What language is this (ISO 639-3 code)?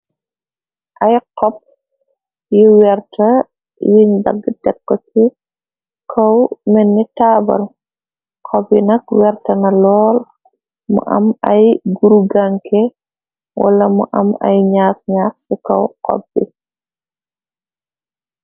wol